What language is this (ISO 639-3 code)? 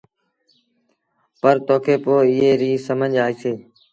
sbn